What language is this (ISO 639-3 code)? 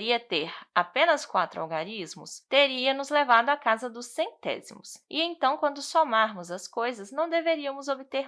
por